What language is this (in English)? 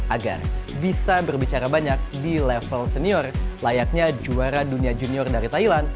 Indonesian